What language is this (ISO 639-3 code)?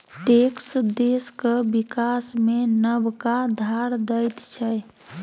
mai